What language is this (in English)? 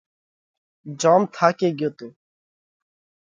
Parkari Koli